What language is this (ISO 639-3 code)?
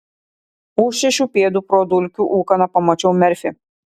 lit